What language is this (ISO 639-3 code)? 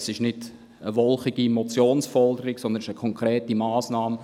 gsw